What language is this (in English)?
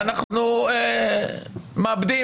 Hebrew